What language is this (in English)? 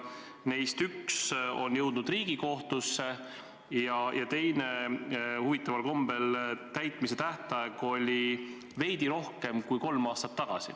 Estonian